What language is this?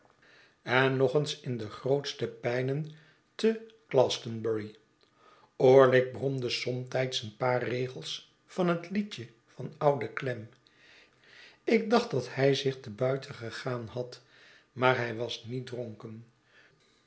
Dutch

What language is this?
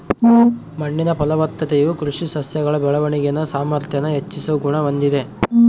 Kannada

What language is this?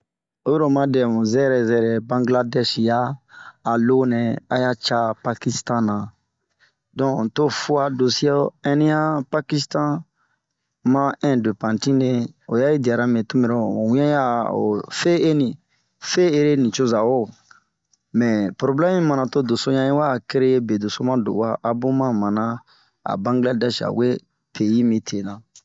Bomu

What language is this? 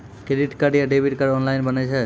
Maithili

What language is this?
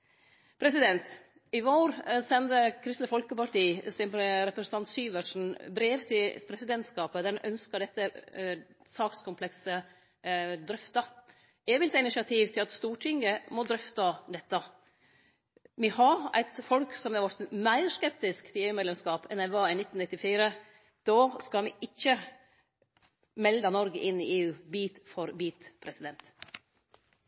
Norwegian Nynorsk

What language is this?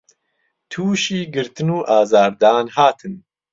Central Kurdish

